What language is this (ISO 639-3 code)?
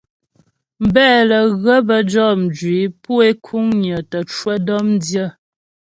bbj